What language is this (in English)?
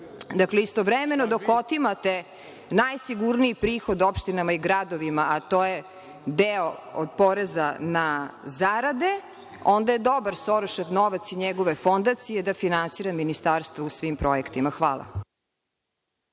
Serbian